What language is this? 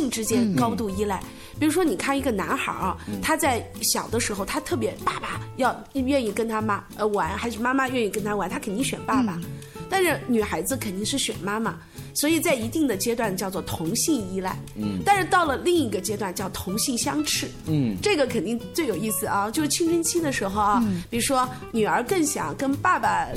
Chinese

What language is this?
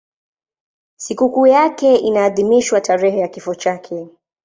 Swahili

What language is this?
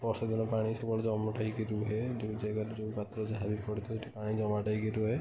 Odia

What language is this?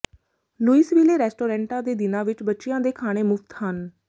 Punjabi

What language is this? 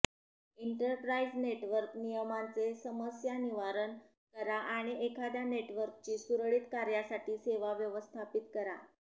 Marathi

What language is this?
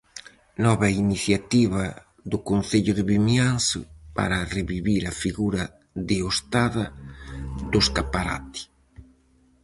Galician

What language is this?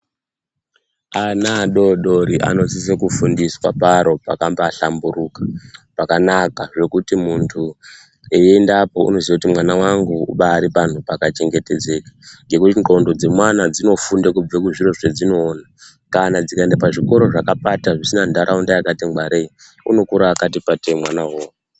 Ndau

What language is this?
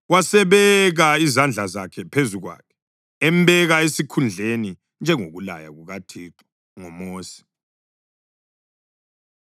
North Ndebele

